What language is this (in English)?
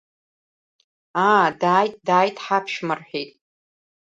Abkhazian